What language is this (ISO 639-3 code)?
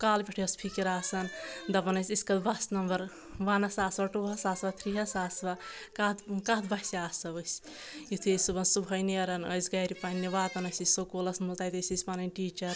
kas